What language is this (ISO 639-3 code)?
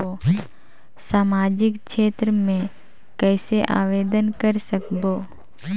hne